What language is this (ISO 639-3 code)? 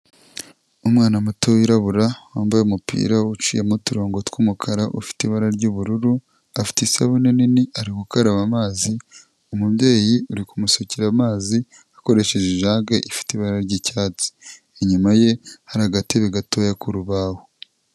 kin